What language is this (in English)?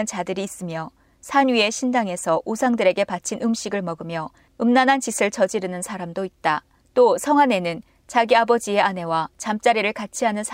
Korean